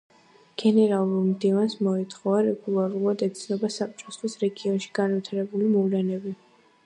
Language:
Georgian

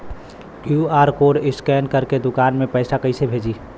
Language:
Bhojpuri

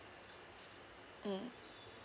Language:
English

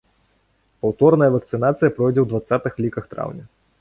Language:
Belarusian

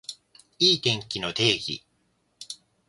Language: Japanese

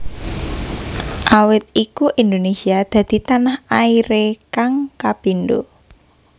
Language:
Javanese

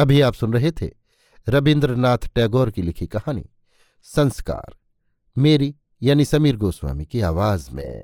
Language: Hindi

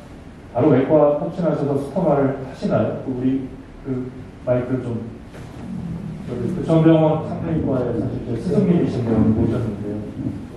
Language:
Korean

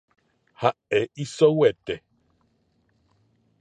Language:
Guarani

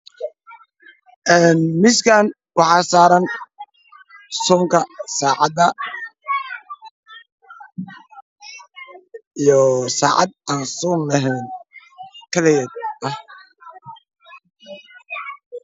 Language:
Somali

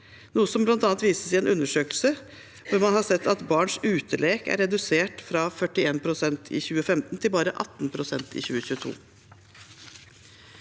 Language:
Norwegian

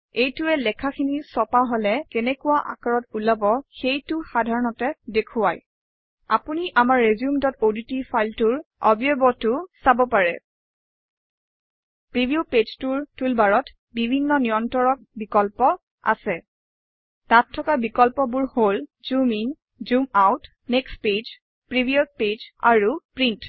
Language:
Assamese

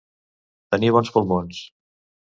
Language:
Catalan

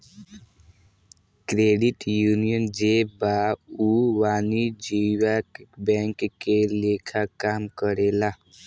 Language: Bhojpuri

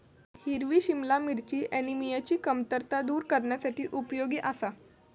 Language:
Marathi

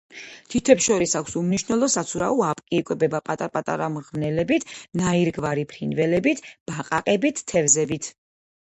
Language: Georgian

